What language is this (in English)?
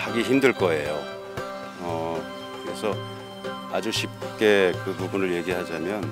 Korean